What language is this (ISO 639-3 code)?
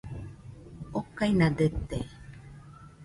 hux